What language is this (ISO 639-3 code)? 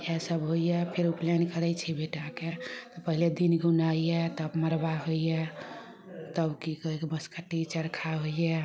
mai